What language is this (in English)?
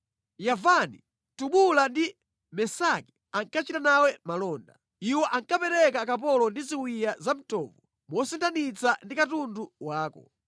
Nyanja